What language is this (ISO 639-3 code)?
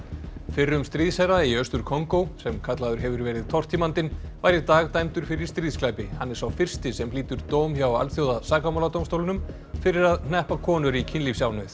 isl